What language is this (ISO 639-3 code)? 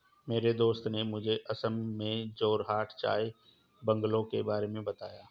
hin